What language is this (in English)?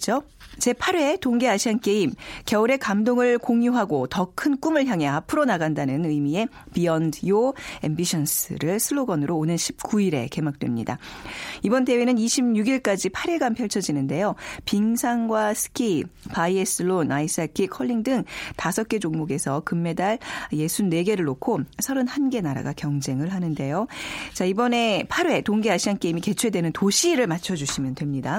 Korean